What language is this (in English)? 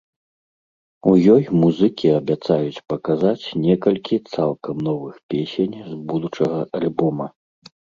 Belarusian